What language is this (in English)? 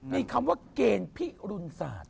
Thai